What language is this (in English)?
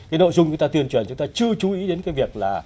Vietnamese